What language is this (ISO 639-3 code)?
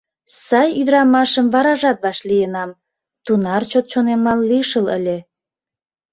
chm